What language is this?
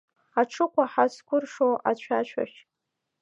Abkhazian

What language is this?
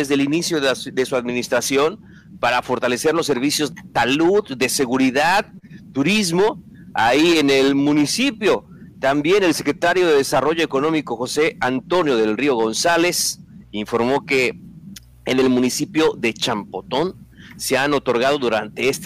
Spanish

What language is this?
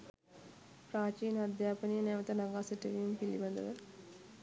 Sinhala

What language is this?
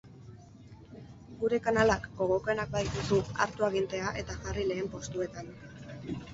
Basque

